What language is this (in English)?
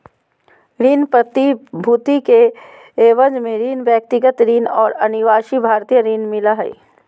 Magahi